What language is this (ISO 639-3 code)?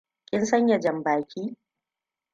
hau